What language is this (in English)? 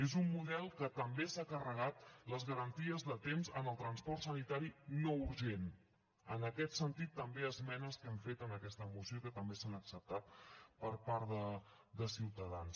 Catalan